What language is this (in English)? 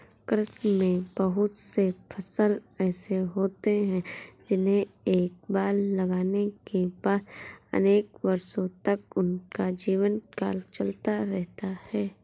Hindi